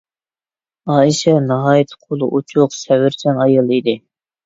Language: Uyghur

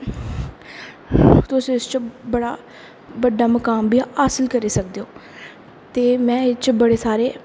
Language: Dogri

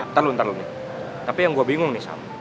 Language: Indonesian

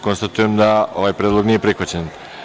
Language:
Serbian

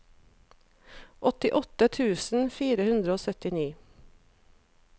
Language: Norwegian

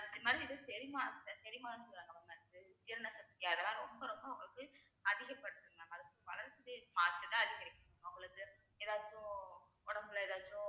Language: Tamil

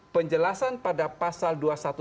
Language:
Indonesian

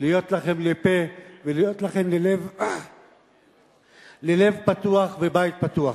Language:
Hebrew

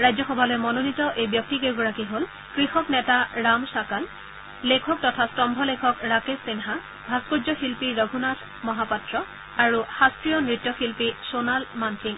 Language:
Assamese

